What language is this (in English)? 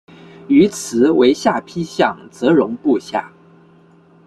Chinese